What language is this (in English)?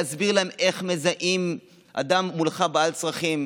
Hebrew